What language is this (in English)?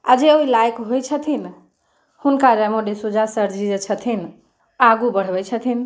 Maithili